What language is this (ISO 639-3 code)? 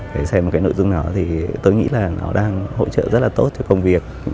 vie